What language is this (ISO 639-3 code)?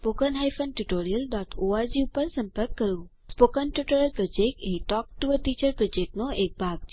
guj